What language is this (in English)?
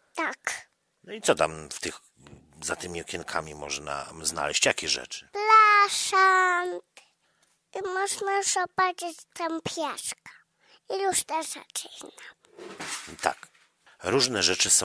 Polish